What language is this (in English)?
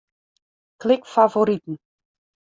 Western Frisian